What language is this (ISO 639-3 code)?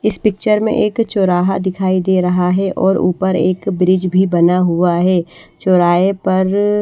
hin